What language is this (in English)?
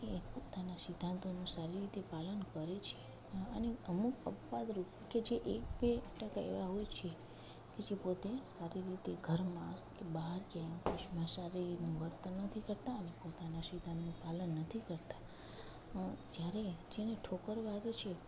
Gujarati